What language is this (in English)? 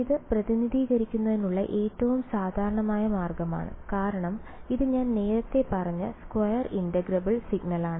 Malayalam